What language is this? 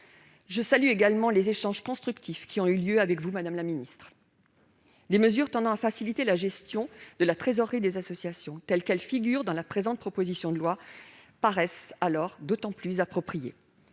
French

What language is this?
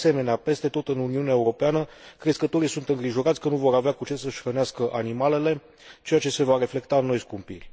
Romanian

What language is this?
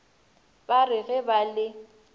Northern Sotho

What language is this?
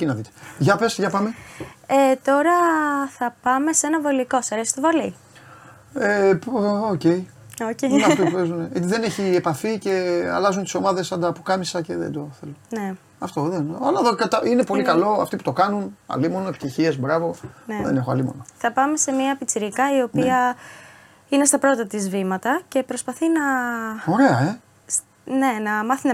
Greek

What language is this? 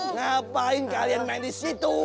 Indonesian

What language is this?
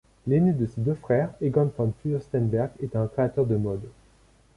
French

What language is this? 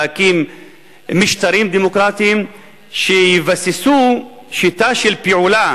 Hebrew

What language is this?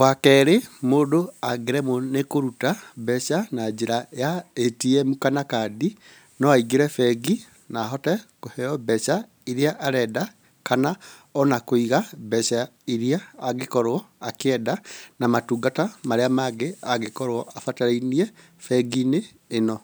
Kikuyu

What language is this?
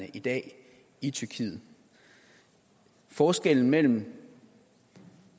Danish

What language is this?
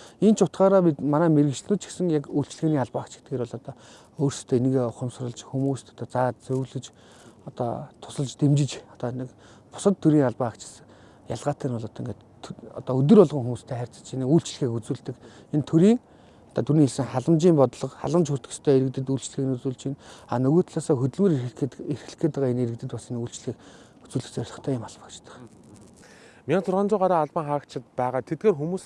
Korean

